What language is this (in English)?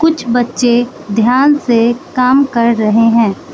Hindi